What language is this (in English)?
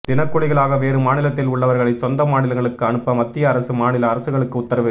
Tamil